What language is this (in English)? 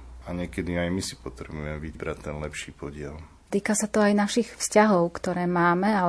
Slovak